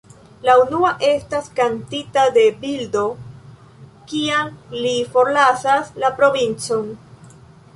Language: Esperanto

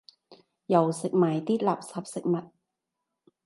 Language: Cantonese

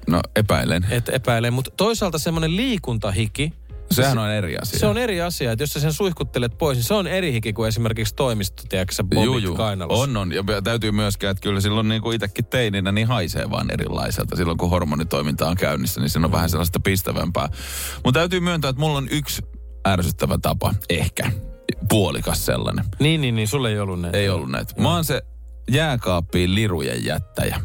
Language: Finnish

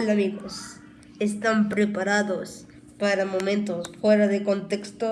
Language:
Spanish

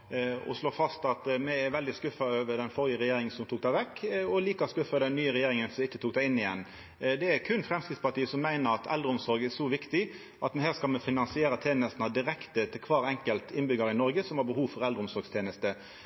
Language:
Norwegian Nynorsk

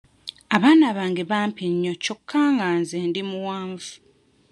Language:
Ganda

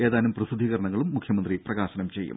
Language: Malayalam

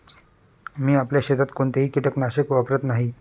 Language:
Marathi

